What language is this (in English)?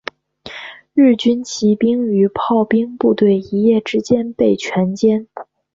Chinese